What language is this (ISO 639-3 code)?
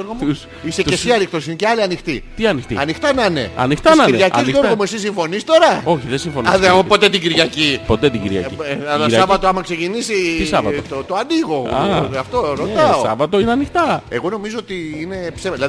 ell